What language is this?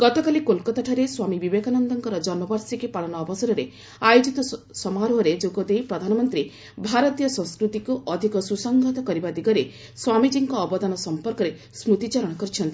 Odia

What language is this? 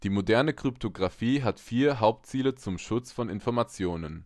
German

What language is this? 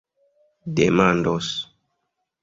Esperanto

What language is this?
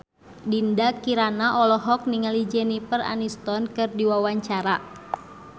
Sundanese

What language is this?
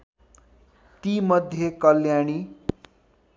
Nepali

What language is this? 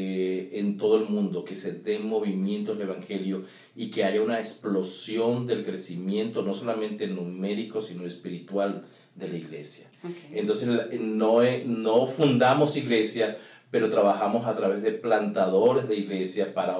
Spanish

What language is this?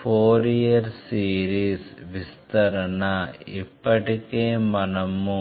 Telugu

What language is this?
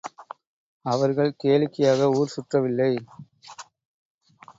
Tamil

